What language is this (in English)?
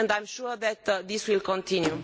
English